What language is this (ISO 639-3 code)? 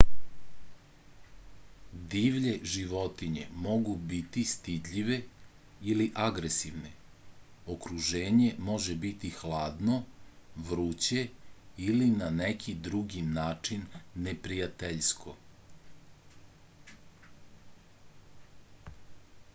srp